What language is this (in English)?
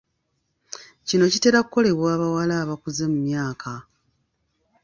Ganda